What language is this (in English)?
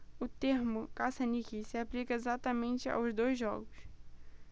Portuguese